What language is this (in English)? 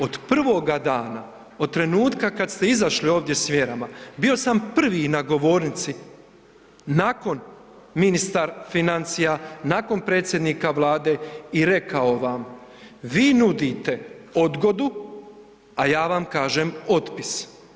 Croatian